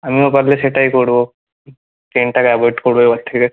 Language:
Bangla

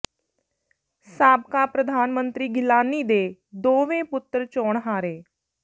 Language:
Punjabi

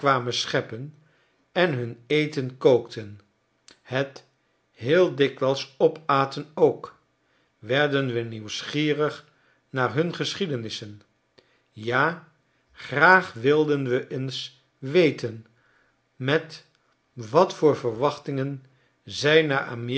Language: Dutch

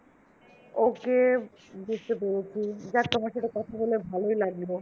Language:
Bangla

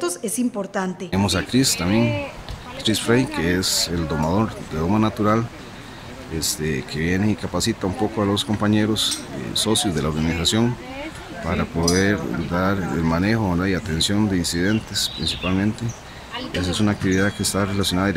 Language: Spanish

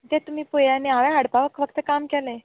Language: Konkani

